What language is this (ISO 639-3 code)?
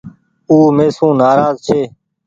gig